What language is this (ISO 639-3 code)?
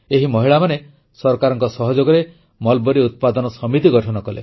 ori